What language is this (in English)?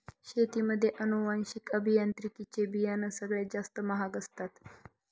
Marathi